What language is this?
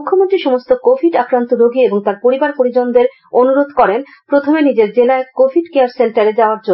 Bangla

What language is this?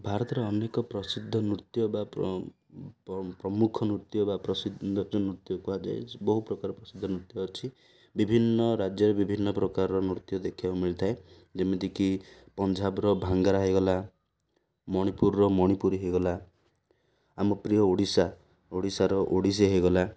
Odia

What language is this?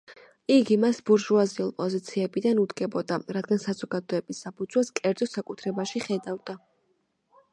Georgian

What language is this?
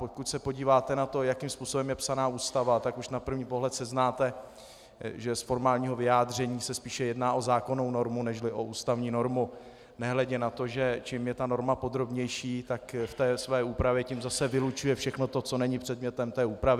Czech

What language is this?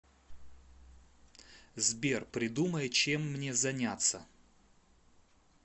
Russian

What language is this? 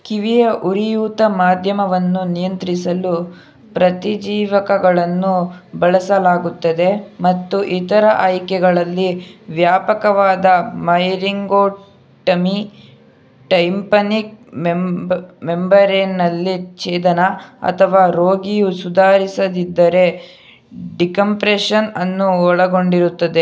Kannada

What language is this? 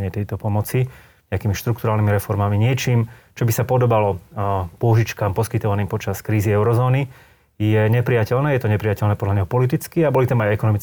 Slovak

